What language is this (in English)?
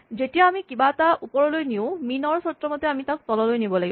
Assamese